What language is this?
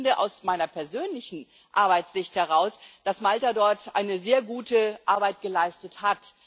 German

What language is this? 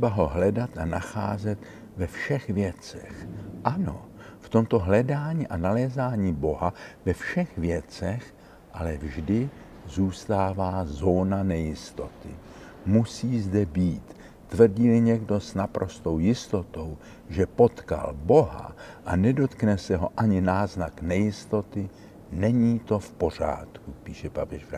Czech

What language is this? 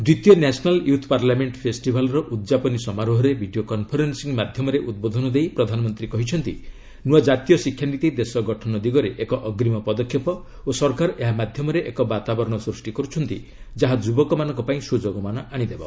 Odia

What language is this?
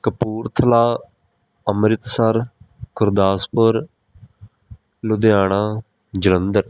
Punjabi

